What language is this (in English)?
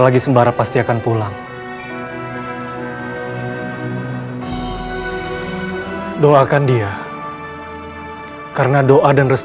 Indonesian